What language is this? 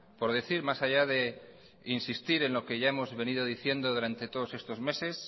Spanish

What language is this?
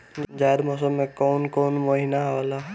Bhojpuri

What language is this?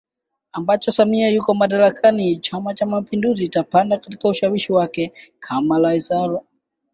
Swahili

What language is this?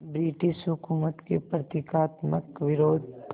Hindi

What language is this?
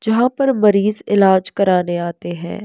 Hindi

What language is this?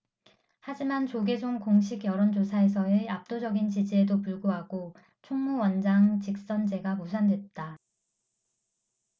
Korean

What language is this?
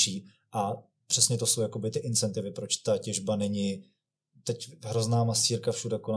Czech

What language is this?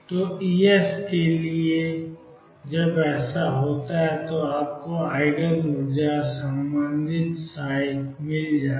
Hindi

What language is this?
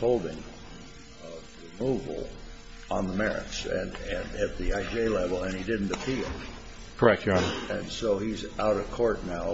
English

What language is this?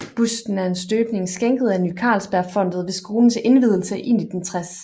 Danish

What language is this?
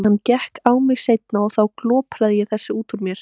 Icelandic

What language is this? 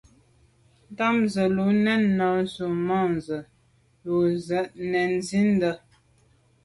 Medumba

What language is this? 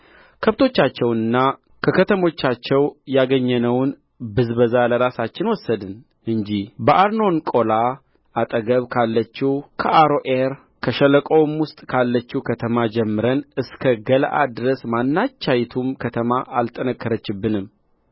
Amharic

